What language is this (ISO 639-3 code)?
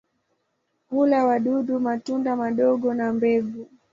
swa